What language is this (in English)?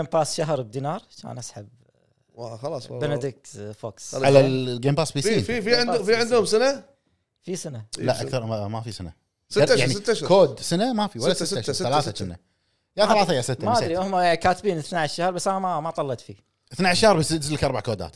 Arabic